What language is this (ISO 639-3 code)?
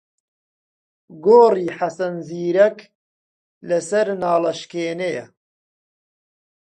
ckb